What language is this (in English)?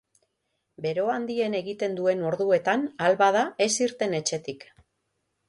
Basque